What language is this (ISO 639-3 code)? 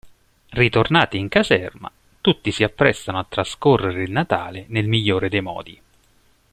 ita